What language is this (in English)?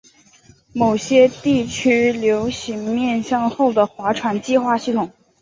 Chinese